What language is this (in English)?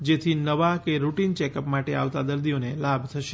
Gujarati